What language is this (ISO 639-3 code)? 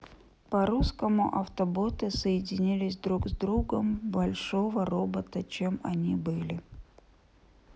rus